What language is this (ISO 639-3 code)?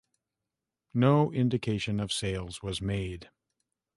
eng